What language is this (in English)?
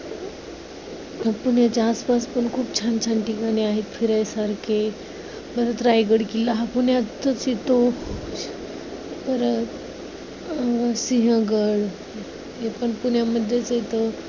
Marathi